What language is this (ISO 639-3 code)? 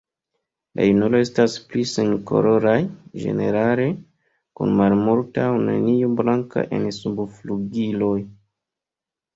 epo